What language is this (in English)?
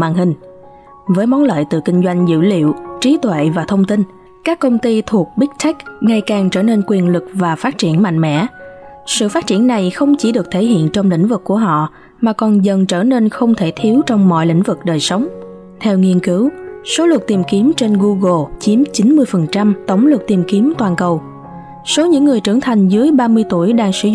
Vietnamese